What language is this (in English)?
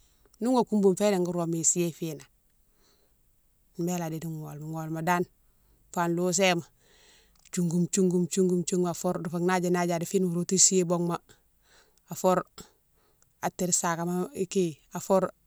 Mansoanka